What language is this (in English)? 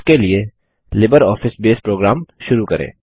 Hindi